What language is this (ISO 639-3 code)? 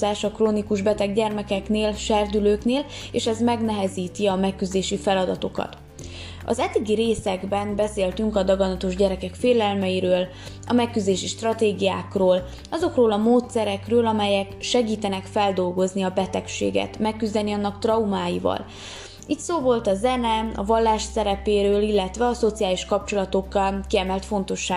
hun